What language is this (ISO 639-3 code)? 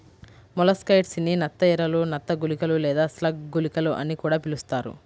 tel